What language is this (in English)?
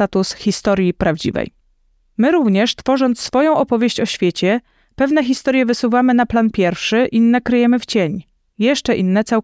Polish